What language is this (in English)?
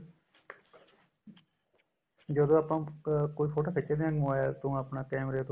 Punjabi